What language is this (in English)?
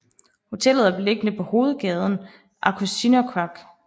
Danish